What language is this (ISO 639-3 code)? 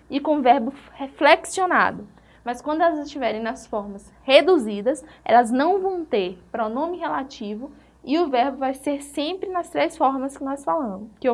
por